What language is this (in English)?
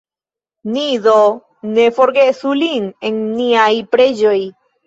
Esperanto